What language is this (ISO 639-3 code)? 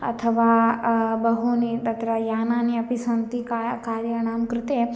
san